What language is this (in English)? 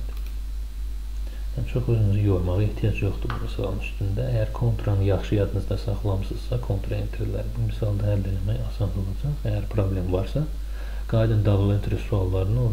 Turkish